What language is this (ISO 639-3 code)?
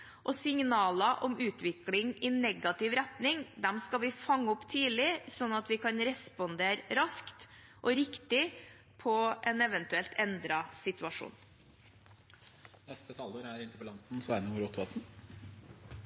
nor